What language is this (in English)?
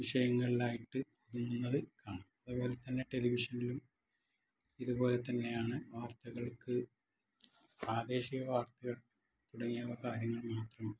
Malayalam